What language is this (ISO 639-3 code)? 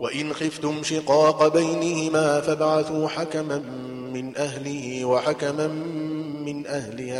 ara